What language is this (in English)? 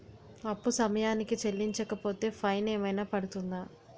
Telugu